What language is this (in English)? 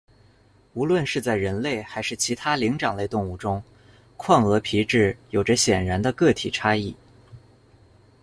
Chinese